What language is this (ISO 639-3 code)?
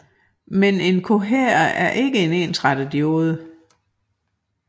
dan